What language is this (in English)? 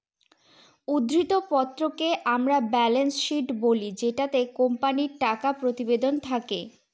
Bangla